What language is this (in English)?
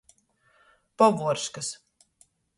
Latgalian